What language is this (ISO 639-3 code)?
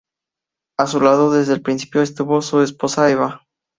spa